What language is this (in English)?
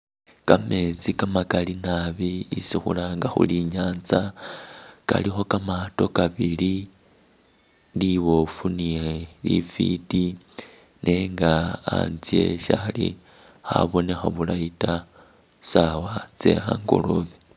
Masaaba